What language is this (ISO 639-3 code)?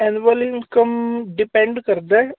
pan